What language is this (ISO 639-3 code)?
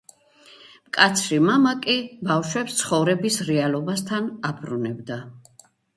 kat